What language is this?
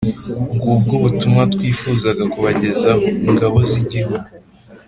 Kinyarwanda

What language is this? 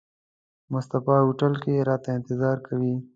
Pashto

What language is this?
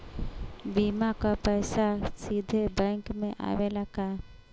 Bhojpuri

